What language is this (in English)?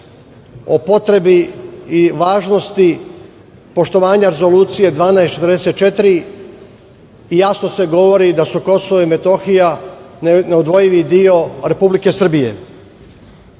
Serbian